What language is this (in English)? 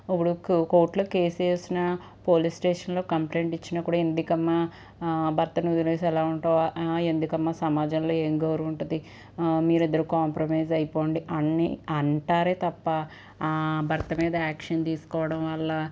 Telugu